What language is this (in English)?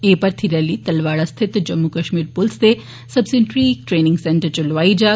Dogri